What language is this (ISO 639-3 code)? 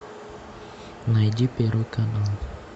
rus